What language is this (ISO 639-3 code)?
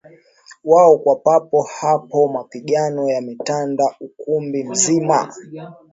swa